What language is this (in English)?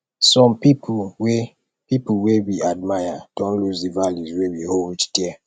Nigerian Pidgin